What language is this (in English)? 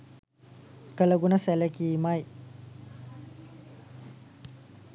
Sinhala